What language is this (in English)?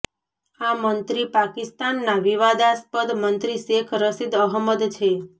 Gujarati